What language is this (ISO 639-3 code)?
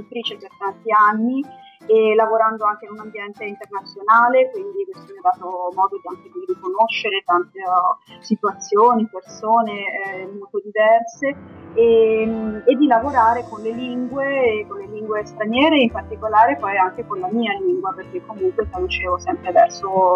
ita